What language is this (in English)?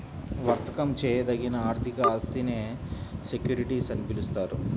Telugu